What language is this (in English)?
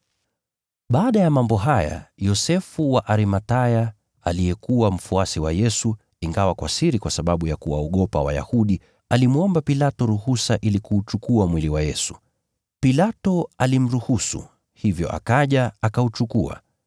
Swahili